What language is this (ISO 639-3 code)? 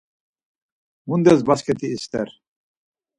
lzz